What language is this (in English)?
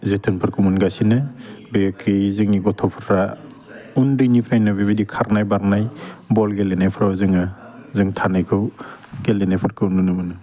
Bodo